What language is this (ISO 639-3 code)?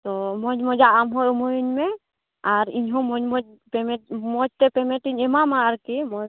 sat